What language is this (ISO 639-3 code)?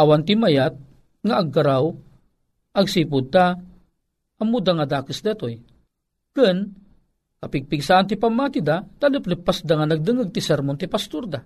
fil